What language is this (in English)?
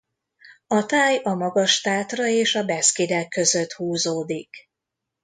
Hungarian